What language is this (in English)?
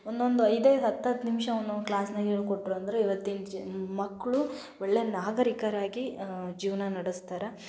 Kannada